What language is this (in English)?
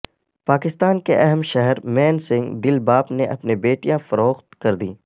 Urdu